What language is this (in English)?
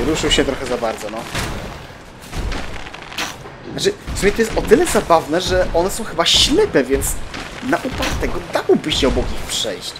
Polish